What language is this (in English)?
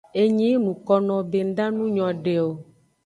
Aja (Benin)